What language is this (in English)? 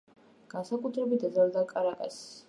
Georgian